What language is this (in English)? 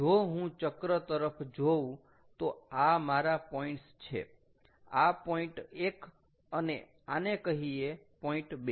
Gujarati